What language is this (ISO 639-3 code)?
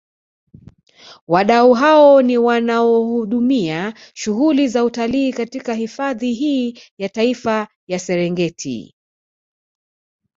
swa